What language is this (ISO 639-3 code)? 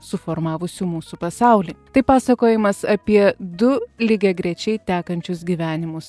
lit